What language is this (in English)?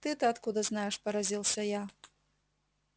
Russian